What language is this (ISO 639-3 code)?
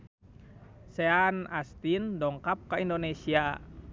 sun